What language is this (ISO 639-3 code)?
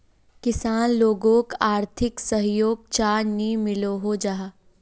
mag